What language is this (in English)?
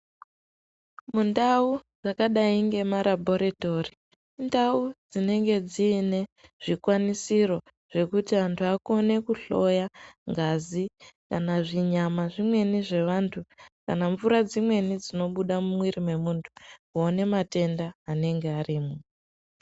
Ndau